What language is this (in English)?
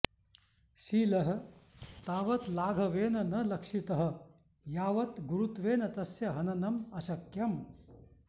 Sanskrit